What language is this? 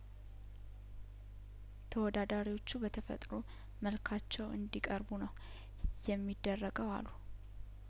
Amharic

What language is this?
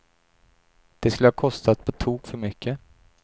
Swedish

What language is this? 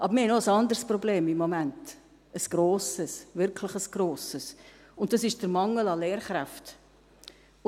Swiss German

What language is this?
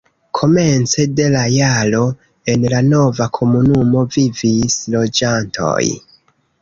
Esperanto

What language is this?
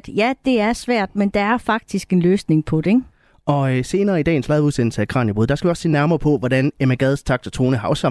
Danish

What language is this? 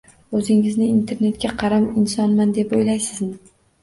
Uzbek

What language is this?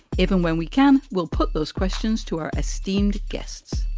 English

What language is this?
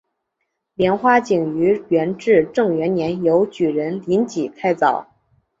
Chinese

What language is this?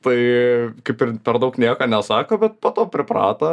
Lithuanian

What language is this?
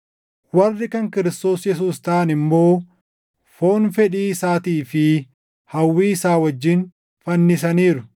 Oromo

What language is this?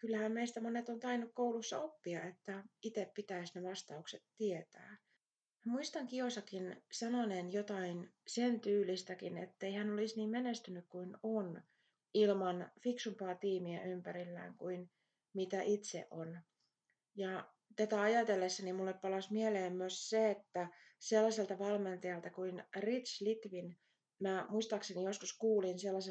Finnish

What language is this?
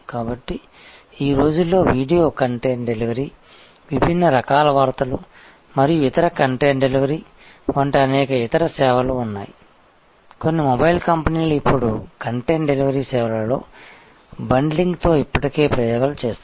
Telugu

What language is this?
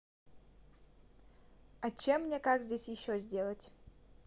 Russian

